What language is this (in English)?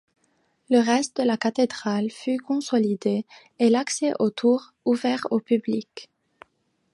French